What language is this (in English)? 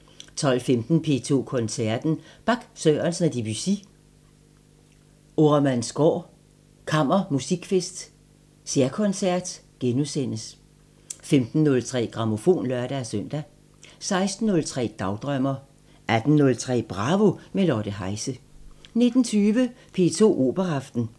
Danish